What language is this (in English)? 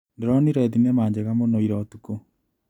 Kikuyu